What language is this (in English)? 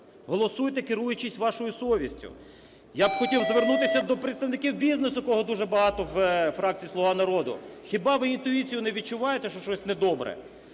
Ukrainian